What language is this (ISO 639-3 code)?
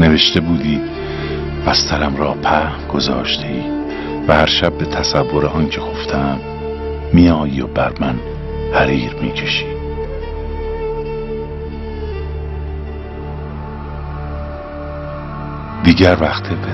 fas